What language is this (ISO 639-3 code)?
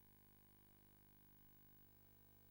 heb